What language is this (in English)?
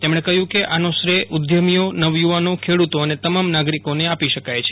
Gujarati